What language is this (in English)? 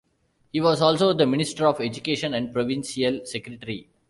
English